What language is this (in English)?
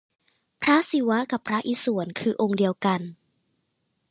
Thai